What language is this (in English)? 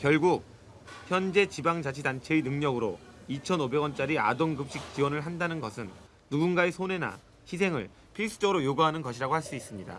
Korean